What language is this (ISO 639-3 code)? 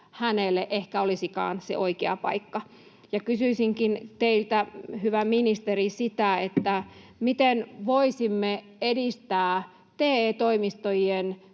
fin